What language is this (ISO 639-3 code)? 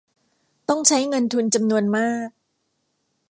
tha